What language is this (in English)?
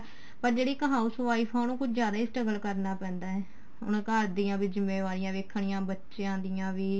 Punjabi